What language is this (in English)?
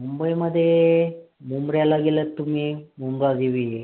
Marathi